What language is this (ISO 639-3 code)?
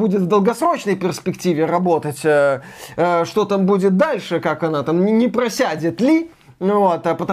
rus